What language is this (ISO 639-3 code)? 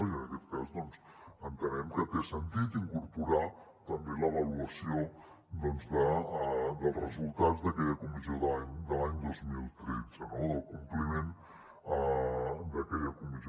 cat